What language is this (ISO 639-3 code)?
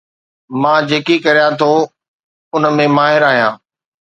snd